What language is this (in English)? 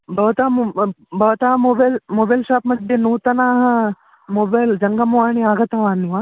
Sanskrit